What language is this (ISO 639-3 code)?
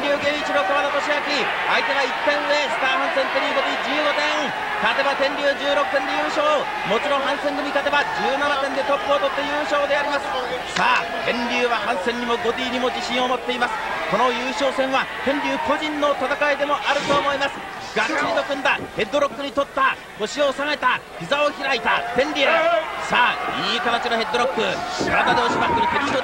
jpn